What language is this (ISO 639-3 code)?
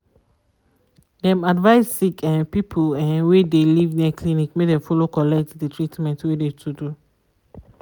pcm